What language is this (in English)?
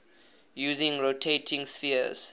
English